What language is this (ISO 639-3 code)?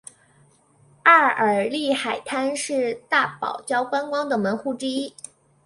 zho